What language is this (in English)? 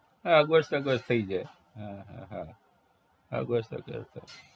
Gujarati